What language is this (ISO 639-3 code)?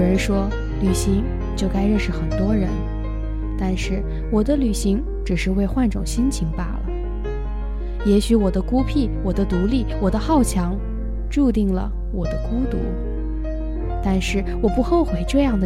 zho